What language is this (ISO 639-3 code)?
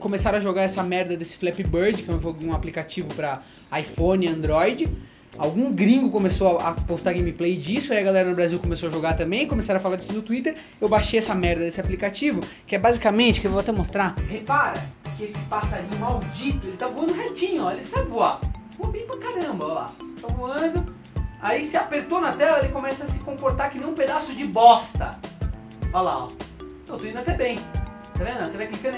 por